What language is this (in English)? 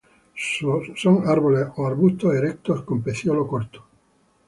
Spanish